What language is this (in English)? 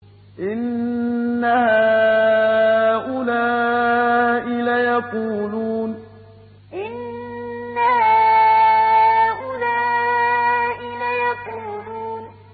Arabic